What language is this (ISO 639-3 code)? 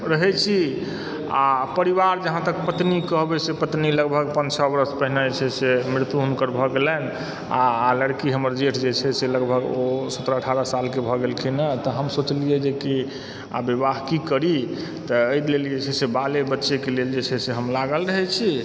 mai